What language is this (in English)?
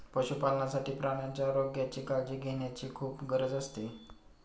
Marathi